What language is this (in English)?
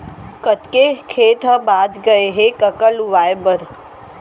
Chhattisgarhi